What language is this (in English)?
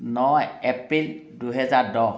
Assamese